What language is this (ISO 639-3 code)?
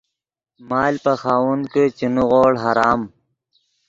ydg